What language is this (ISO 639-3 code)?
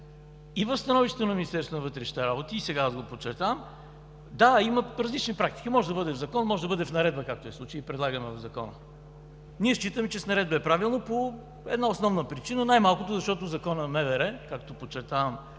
bul